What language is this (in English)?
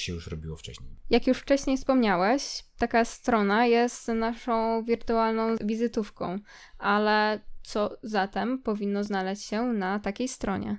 Polish